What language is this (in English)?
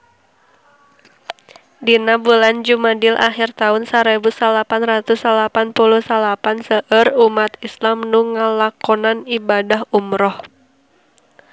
Sundanese